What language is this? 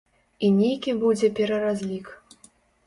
Belarusian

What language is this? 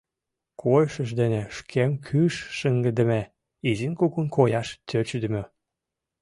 Mari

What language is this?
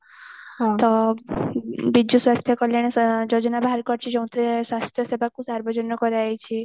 Odia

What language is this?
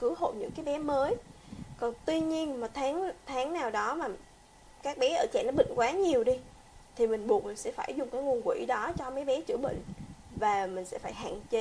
Vietnamese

